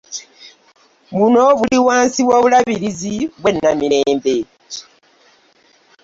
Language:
Ganda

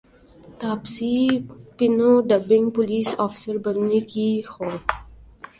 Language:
Urdu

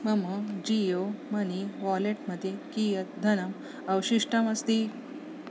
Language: Sanskrit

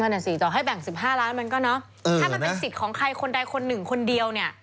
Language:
Thai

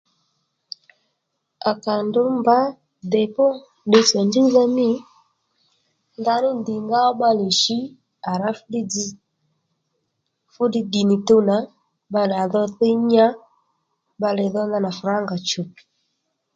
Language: Lendu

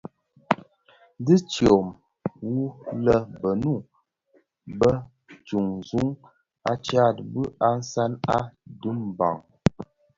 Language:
Bafia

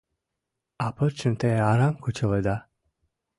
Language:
Mari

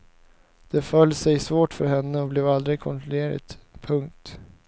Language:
Swedish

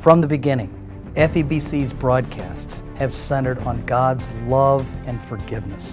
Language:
English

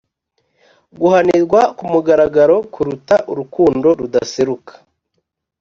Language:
Kinyarwanda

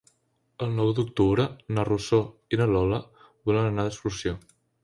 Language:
Catalan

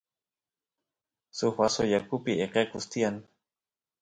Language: Santiago del Estero Quichua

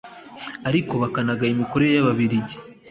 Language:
Kinyarwanda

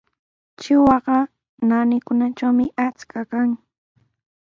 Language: Sihuas Ancash Quechua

